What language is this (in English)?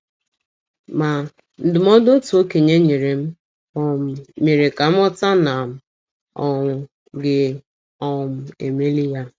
Igbo